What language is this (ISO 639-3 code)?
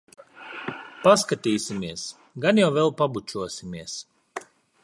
lav